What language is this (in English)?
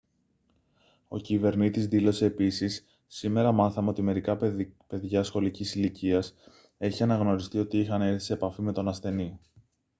Greek